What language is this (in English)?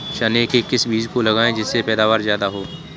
Hindi